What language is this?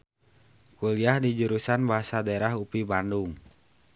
Sundanese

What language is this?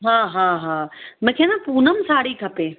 Sindhi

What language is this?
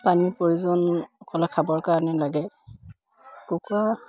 Assamese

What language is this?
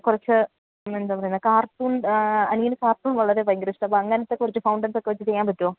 Malayalam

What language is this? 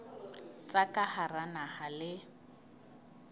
Southern Sotho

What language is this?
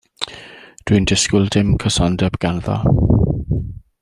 Welsh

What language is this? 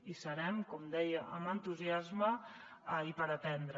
Catalan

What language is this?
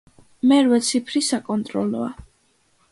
Georgian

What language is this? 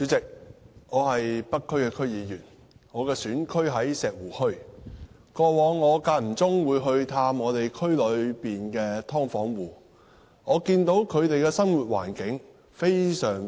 Cantonese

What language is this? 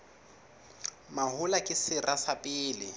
Southern Sotho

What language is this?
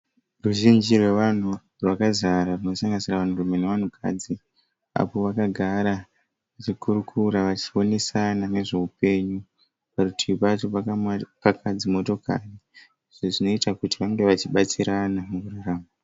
Shona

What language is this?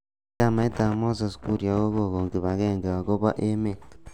Kalenjin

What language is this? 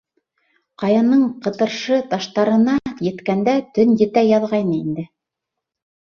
Bashkir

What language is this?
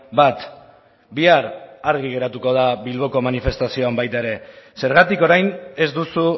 Basque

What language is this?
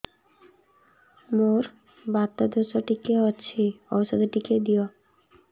Odia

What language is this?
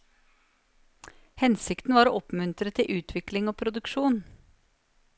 Norwegian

